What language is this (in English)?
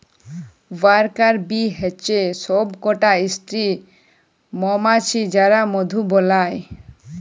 Bangla